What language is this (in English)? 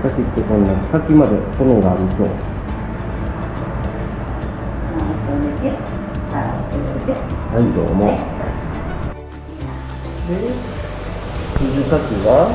Japanese